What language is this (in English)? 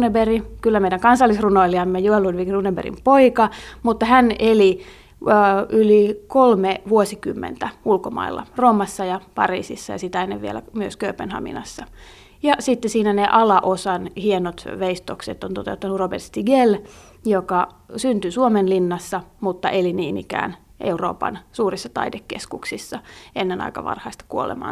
Finnish